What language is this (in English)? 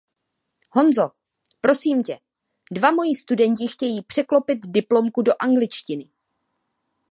Czech